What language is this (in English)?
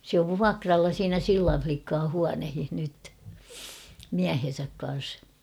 Finnish